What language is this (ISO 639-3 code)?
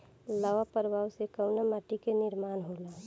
bho